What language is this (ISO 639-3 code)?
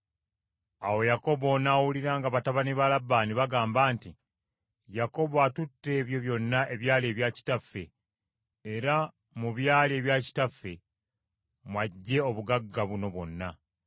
lug